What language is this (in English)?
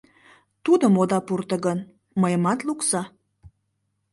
Mari